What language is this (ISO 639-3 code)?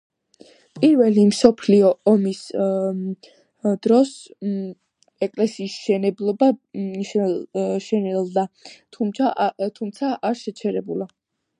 kat